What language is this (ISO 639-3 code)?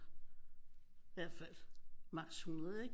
dan